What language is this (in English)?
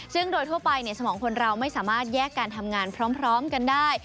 Thai